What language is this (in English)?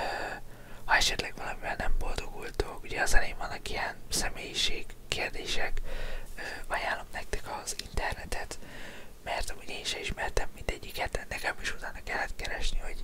Hungarian